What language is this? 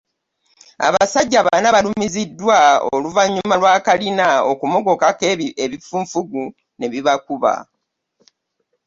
Ganda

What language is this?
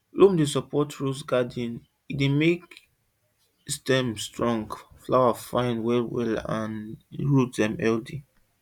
Nigerian Pidgin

